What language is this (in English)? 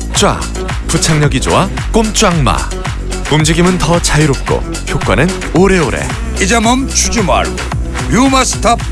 Korean